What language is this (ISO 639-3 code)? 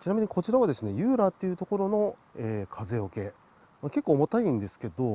jpn